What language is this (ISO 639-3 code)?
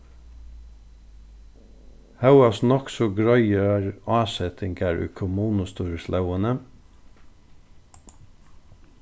fao